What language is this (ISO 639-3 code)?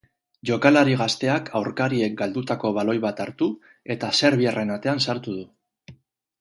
eus